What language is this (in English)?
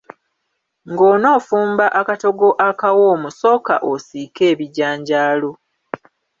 Ganda